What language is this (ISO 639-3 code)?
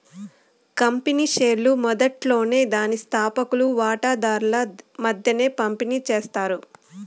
tel